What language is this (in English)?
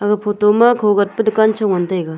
Wancho Naga